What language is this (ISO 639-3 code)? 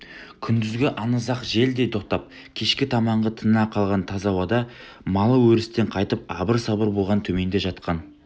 kaz